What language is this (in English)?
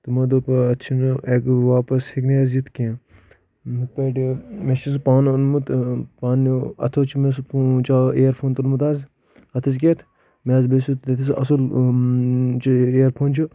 Kashmiri